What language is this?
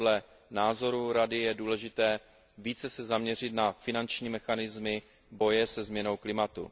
Czech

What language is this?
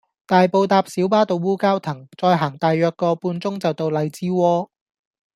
Cantonese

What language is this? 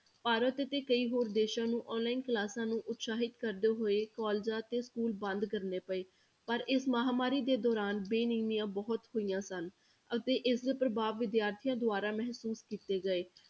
Punjabi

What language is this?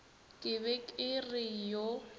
Northern Sotho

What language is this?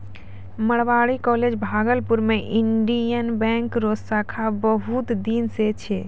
Maithili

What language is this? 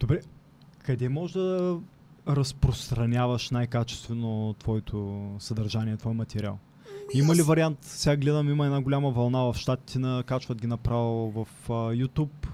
Bulgarian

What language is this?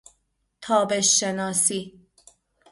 Persian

